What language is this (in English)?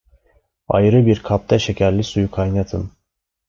Turkish